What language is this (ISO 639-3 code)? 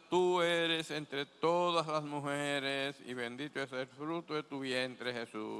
spa